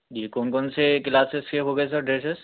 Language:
Urdu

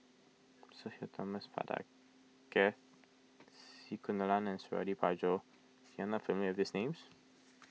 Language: English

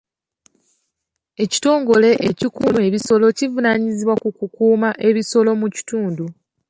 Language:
Ganda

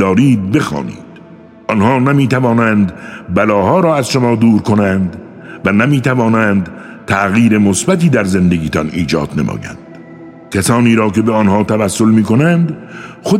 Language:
Persian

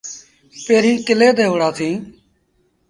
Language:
Sindhi Bhil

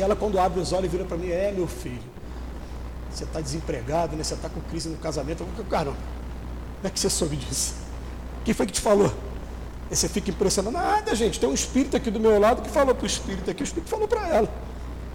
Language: Portuguese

